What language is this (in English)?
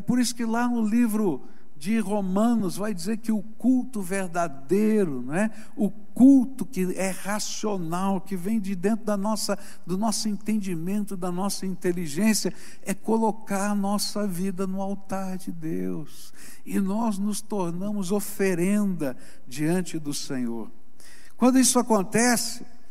Portuguese